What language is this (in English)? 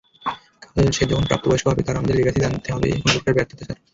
Bangla